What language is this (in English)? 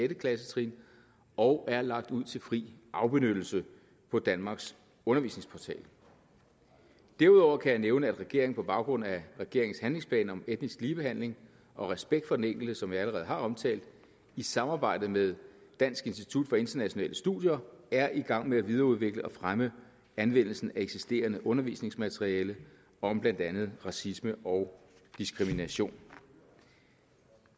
Danish